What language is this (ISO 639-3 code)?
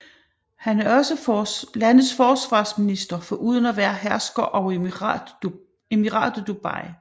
dan